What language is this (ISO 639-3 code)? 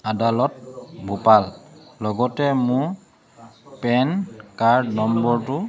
asm